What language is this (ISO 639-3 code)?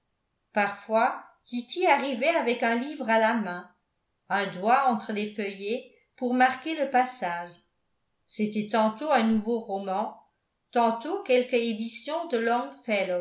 fra